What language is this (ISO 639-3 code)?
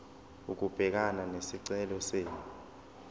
zul